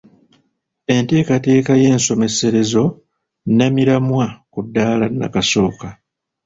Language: Ganda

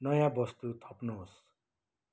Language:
Nepali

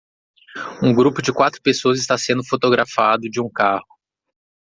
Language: Portuguese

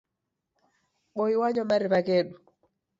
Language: Taita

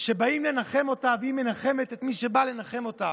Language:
Hebrew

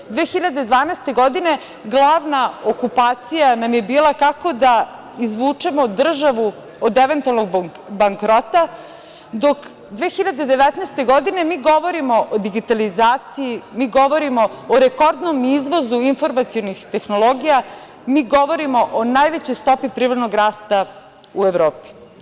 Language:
Serbian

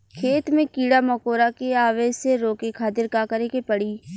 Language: Bhojpuri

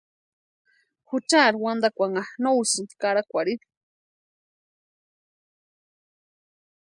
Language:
Western Highland Purepecha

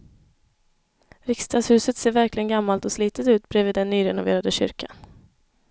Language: Swedish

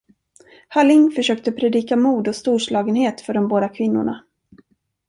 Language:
Swedish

